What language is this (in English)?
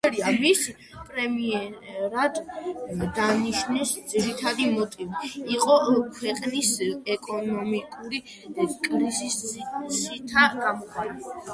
Georgian